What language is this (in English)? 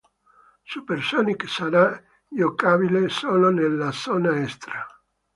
Italian